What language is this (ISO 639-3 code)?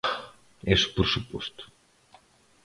glg